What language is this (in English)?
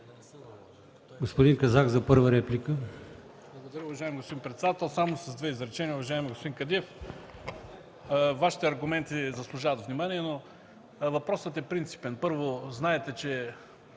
Bulgarian